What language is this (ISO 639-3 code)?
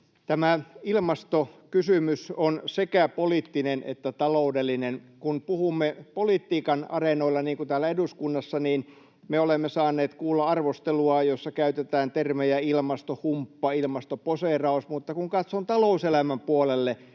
fin